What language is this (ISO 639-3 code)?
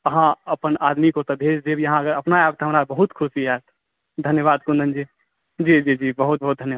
mai